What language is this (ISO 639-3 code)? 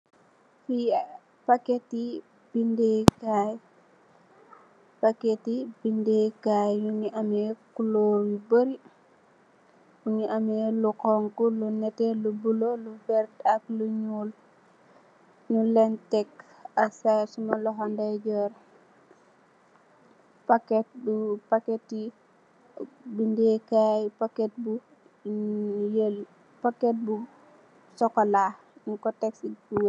wol